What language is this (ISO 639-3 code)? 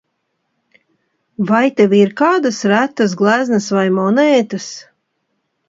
lav